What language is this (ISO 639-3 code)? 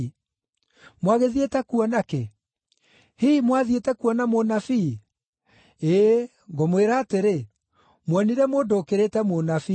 kik